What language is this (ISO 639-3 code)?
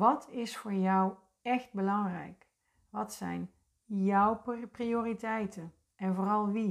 nld